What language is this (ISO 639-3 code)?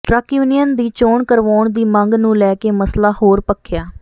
pan